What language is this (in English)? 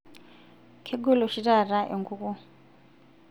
Masai